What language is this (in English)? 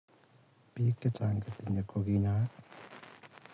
Kalenjin